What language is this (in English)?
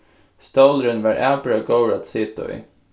Faroese